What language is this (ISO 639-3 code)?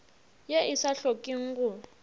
nso